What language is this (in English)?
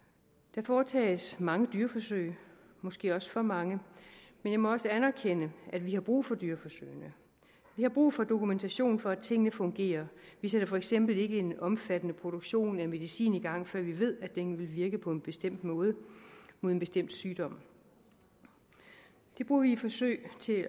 Danish